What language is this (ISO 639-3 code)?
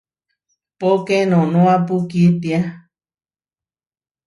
var